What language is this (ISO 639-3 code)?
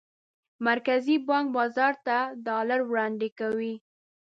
pus